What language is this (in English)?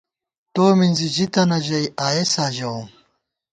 Gawar-Bati